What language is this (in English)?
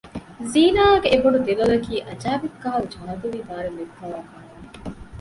Divehi